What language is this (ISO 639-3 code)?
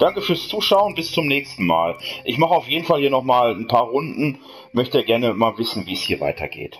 deu